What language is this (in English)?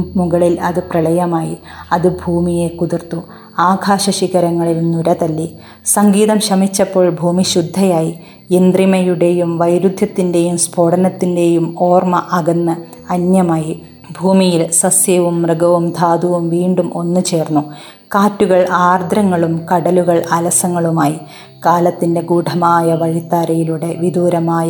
Malayalam